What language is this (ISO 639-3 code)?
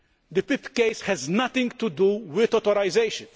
eng